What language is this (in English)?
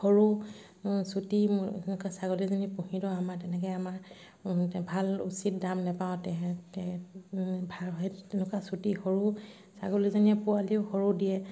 Assamese